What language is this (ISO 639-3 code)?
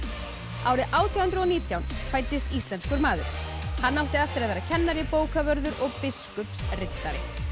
isl